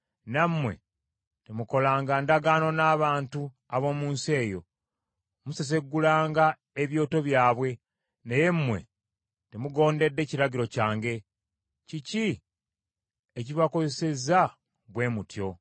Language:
Ganda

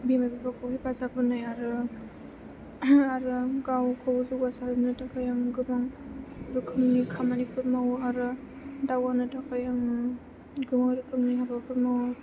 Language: Bodo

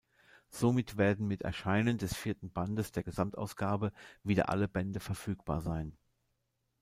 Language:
German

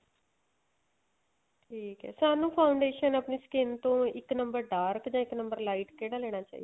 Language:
Punjabi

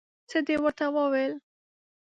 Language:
Pashto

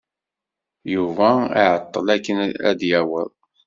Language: Kabyle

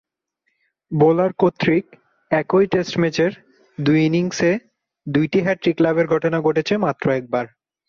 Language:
Bangla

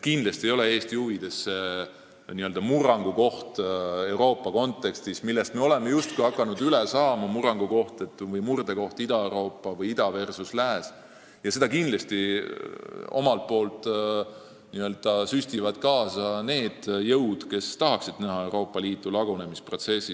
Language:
Estonian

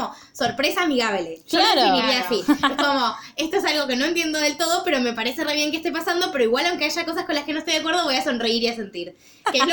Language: Spanish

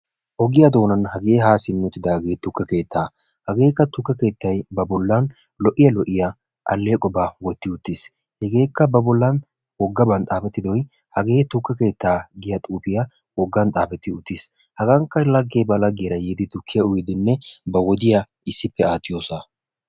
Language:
Wolaytta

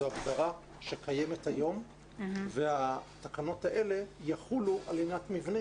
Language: Hebrew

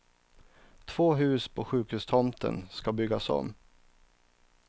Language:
Swedish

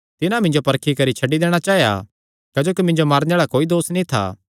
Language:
Kangri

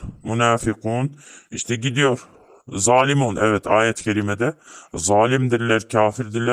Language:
Turkish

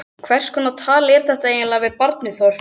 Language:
Icelandic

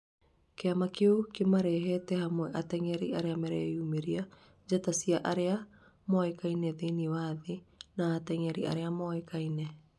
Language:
Kikuyu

